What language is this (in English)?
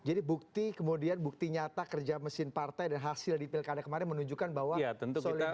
Indonesian